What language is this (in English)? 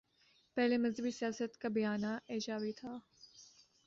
Urdu